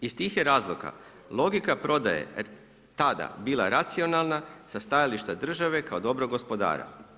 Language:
Croatian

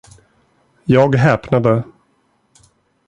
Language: Swedish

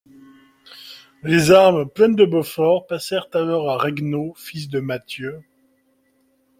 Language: French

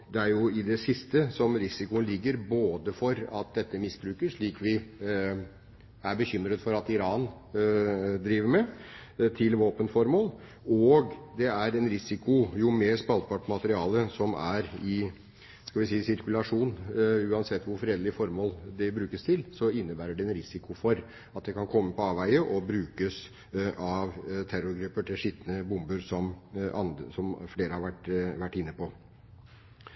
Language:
Norwegian Bokmål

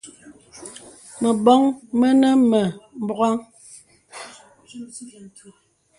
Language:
Bebele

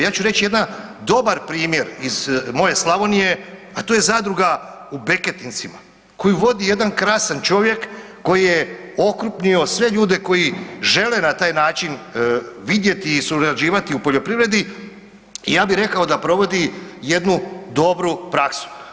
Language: Croatian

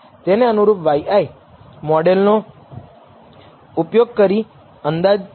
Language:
Gujarati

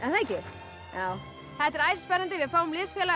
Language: Icelandic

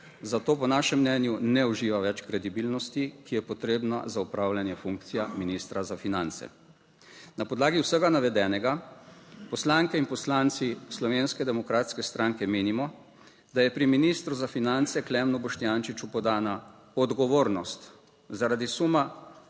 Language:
Slovenian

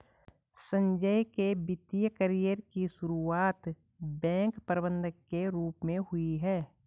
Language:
Hindi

